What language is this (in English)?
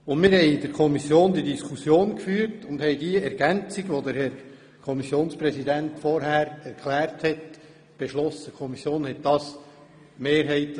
Swiss German